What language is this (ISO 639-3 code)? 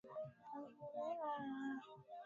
swa